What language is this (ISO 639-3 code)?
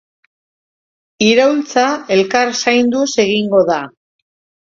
eus